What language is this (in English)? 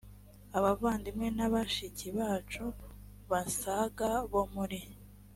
Kinyarwanda